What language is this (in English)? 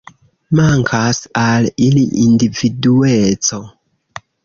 Esperanto